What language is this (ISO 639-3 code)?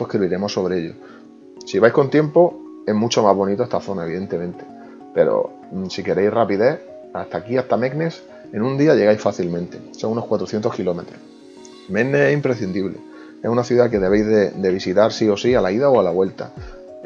spa